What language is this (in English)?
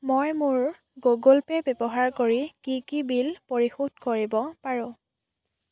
Assamese